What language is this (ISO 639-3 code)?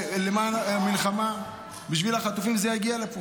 heb